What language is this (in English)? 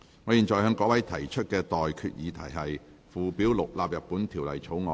Cantonese